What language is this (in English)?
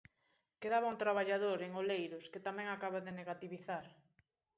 Galician